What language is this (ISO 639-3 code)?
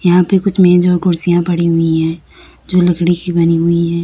hin